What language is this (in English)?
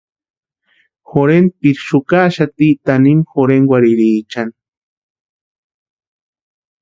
Western Highland Purepecha